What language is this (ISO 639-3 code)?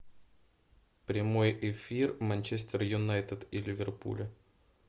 rus